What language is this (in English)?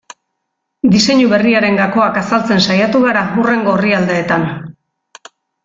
Basque